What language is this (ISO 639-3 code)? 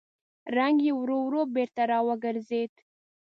pus